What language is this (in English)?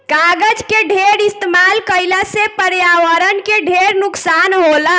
Bhojpuri